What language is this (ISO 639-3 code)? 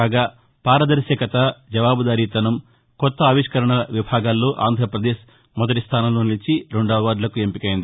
tel